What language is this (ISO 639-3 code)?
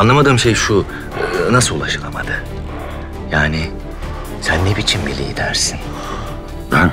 tur